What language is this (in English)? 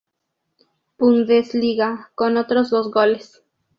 Spanish